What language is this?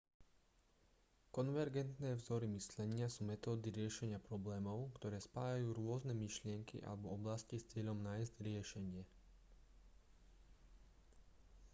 Slovak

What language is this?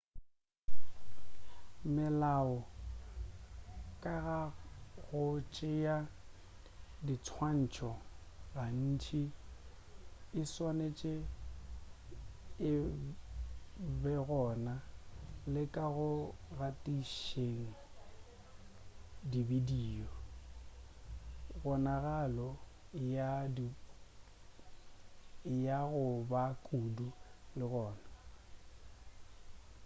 Northern Sotho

